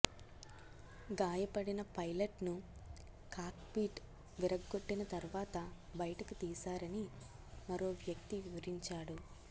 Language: Telugu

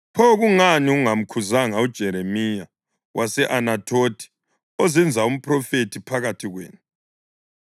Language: North Ndebele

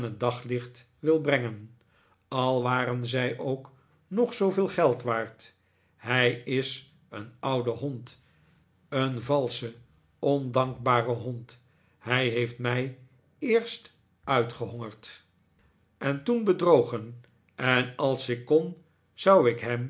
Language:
Dutch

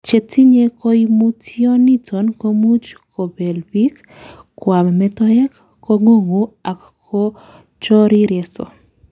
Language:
Kalenjin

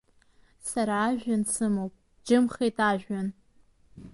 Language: Abkhazian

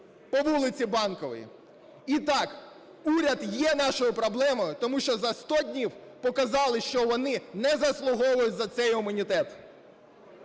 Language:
Ukrainian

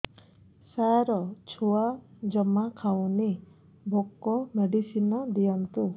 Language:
Odia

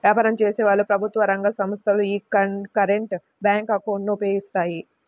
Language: Telugu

